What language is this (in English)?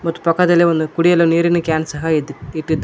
Kannada